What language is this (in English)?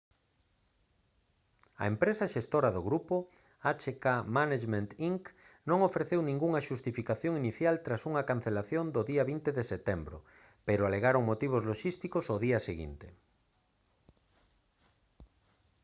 Galician